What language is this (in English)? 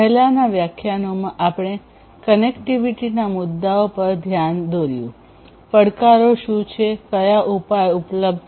Gujarati